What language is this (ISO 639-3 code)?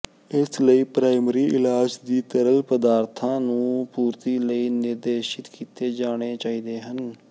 pan